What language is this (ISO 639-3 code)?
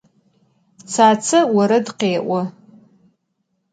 ady